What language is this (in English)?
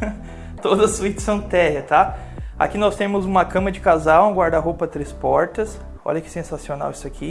Portuguese